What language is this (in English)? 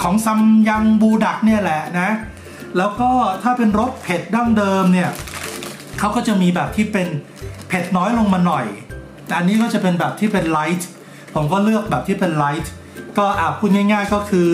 Thai